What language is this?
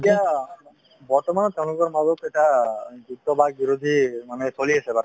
Assamese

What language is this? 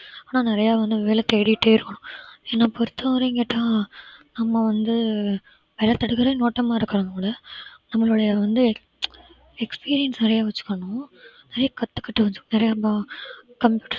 Tamil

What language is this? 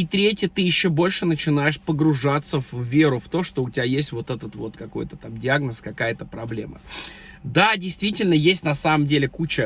Russian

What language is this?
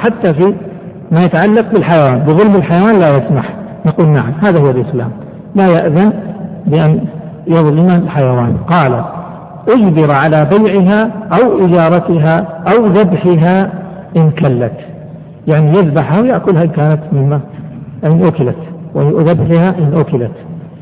Arabic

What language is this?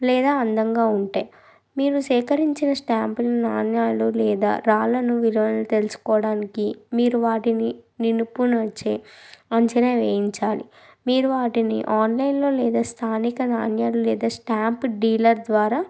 Telugu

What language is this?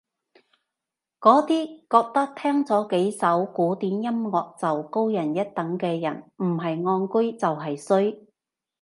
Cantonese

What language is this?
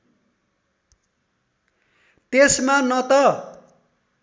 Nepali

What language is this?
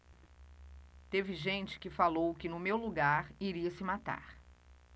Portuguese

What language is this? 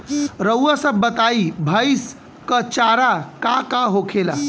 Bhojpuri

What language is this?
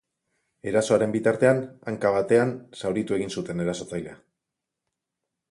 Basque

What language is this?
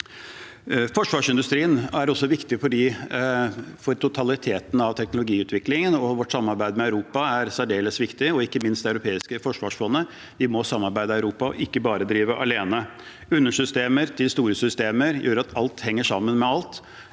Norwegian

